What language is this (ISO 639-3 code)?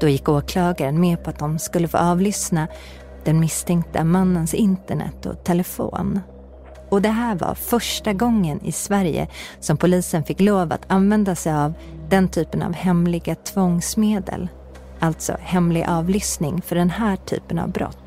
swe